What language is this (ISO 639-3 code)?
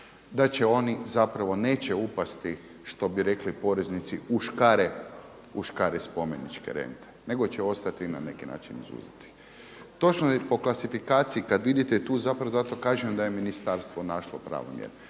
hrv